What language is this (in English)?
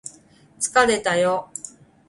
Japanese